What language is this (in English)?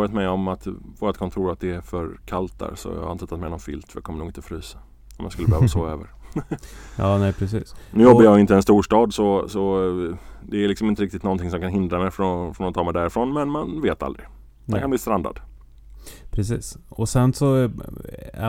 Swedish